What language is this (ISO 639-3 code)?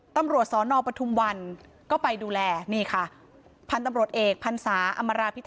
tha